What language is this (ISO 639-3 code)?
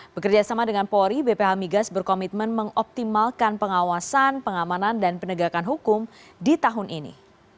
ind